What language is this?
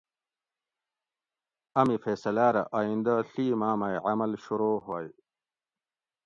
Gawri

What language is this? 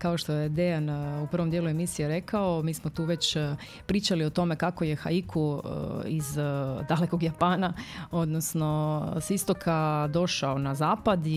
Croatian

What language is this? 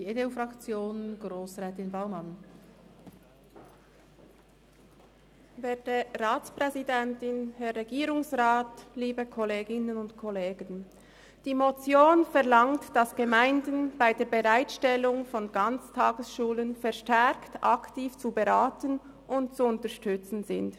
Swiss German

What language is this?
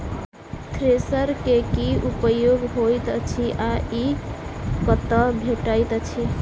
Maithili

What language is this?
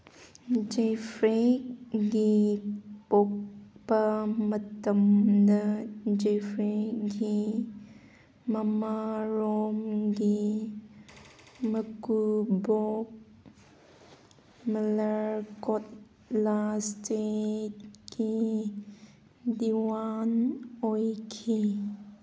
Manipuri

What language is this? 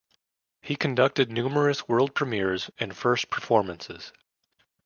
English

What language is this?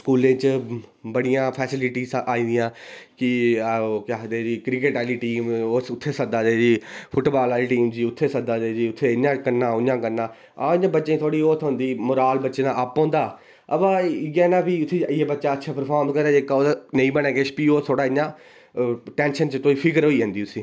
Dogri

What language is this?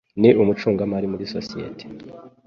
Kinyarwanda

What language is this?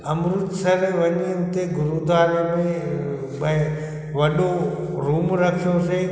Sindhi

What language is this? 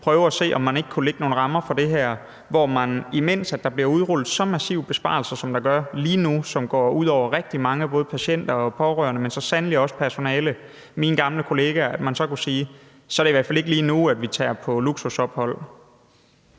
Danish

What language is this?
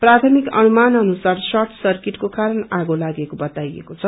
Nepali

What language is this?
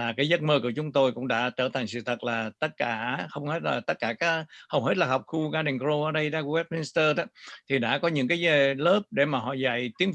Vietnamese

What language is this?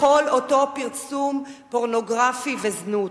Hebrew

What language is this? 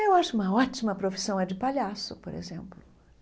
Portuguese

